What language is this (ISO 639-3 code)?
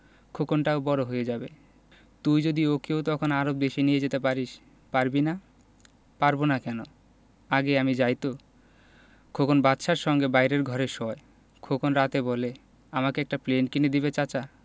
ben